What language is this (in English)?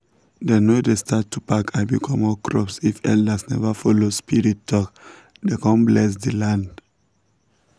Nigerian Pidgin